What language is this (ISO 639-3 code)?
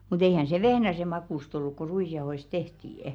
fin